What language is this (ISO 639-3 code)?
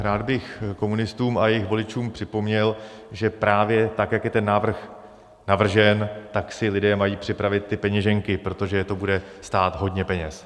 ces